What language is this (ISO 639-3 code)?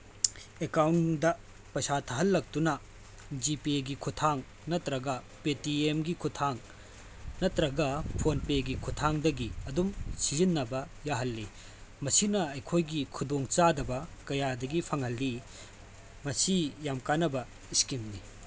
mni